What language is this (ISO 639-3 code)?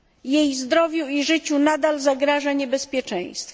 pol